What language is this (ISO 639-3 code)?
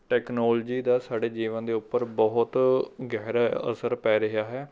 pan